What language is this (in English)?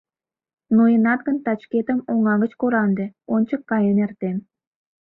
Mari